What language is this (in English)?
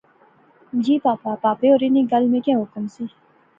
Pahari-Potwari